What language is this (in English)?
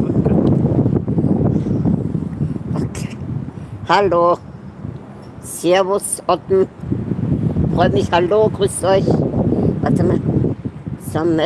German